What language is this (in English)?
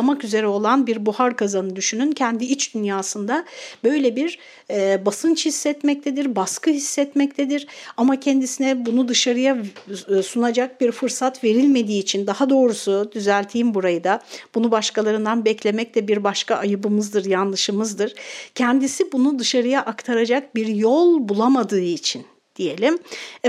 Turkish